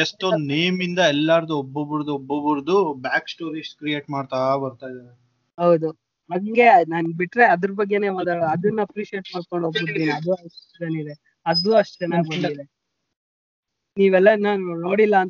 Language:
Kannada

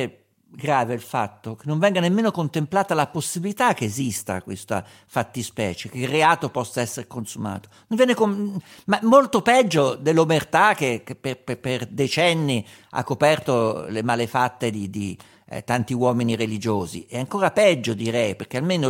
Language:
Italian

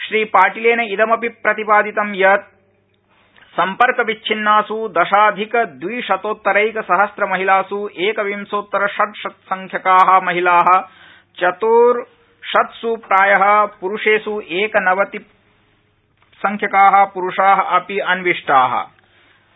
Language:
Sanskrit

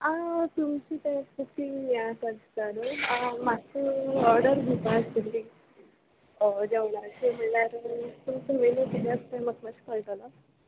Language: Konkani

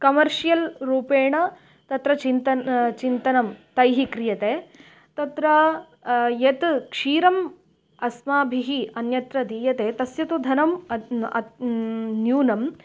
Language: Sanskrit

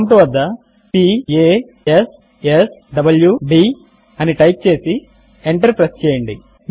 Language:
Telugu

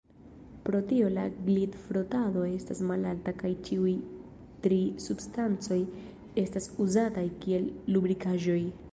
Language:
Esperanto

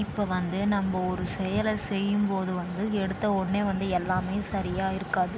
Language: Tamil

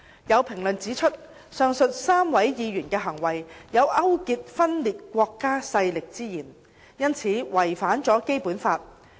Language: Cantonese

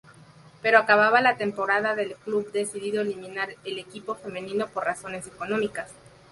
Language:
Spanish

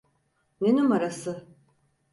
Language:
Turkish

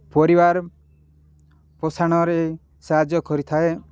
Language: Odia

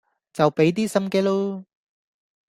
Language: Cantonese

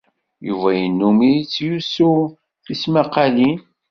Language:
Kabyle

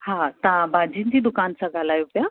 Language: Sindhi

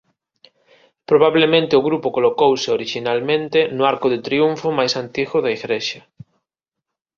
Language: Galician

